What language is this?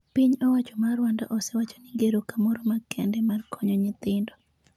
Luo (Kenya and Tanzania)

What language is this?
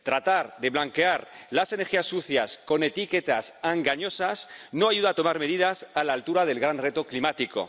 Spanish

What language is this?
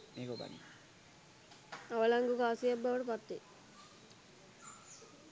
Sinhala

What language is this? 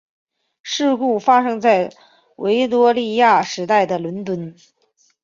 Chinese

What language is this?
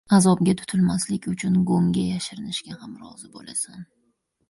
Uzbek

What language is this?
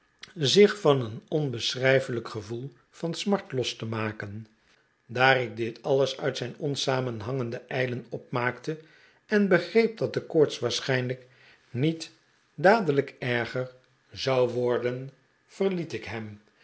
Dutch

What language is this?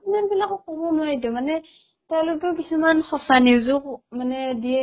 Assamese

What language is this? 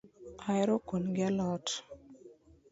Luo (Kenya and Tanzania)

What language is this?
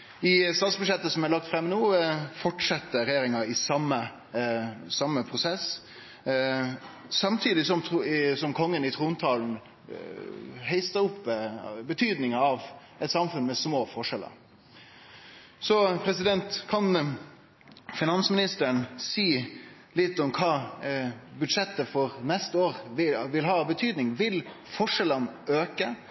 Norwegian Nynorsk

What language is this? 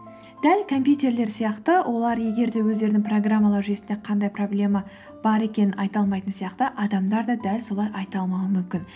Kazakh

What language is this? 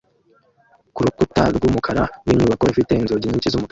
Kinyarwanda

